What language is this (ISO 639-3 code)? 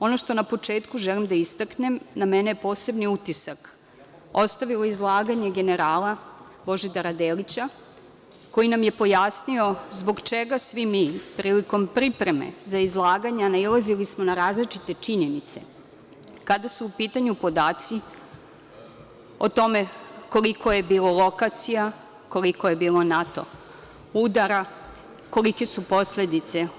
srp